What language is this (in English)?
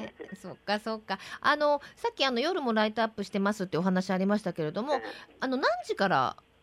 Japanese